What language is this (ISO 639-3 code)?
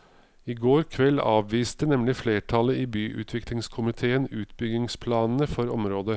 nor